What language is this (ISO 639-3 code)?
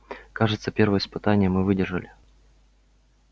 rus